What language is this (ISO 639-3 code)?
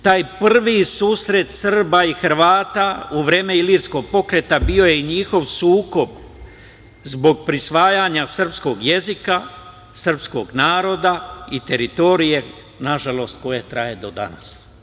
srp